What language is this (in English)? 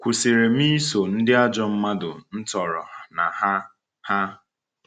Igbo